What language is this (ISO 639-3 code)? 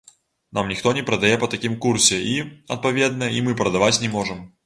bel